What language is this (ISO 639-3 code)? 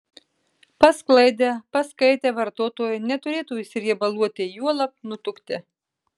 lit